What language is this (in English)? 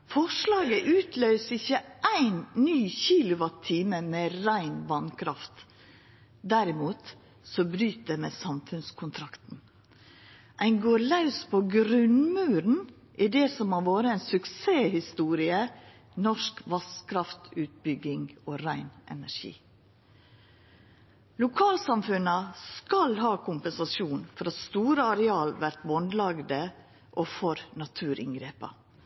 Norwegian Nynorsk